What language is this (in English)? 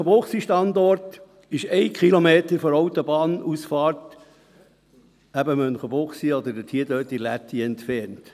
Swiss German